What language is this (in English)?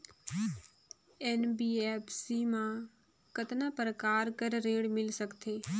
Chhattisgarhi